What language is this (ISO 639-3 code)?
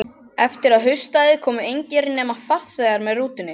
isl